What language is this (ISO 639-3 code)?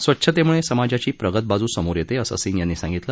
mar